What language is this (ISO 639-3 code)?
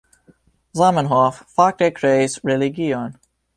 epo